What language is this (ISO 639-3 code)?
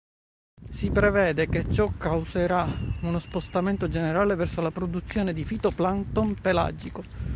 ita